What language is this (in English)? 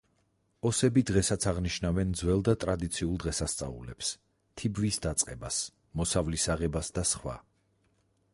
Georgian